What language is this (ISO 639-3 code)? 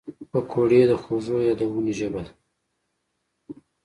pus